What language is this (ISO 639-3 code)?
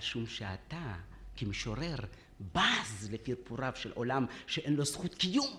heb